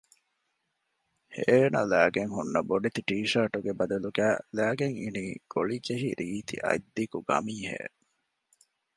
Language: Divehi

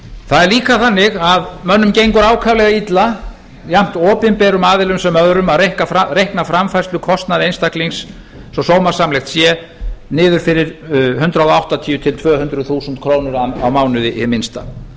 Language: Icelandic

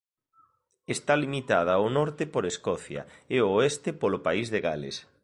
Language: Galician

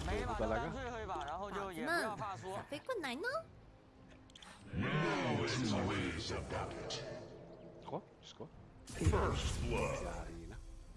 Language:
English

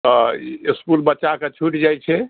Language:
Maithili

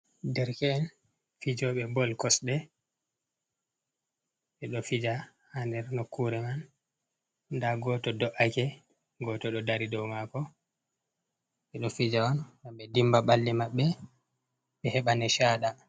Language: Fula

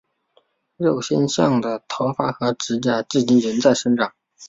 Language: Chinese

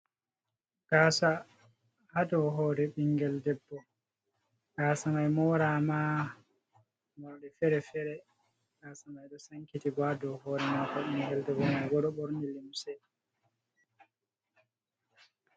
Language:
Fula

